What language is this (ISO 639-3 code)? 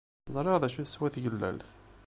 kab